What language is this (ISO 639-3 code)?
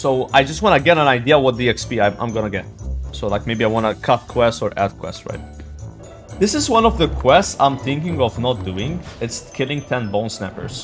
eng